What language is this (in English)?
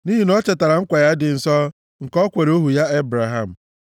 Igbo